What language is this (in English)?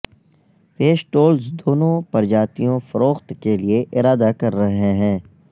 Urdu